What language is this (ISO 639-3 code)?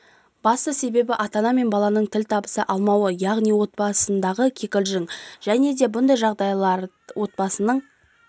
kaz